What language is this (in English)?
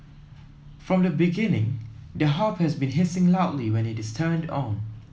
English